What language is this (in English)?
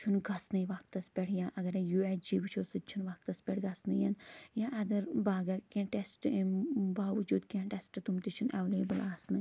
Kashmiri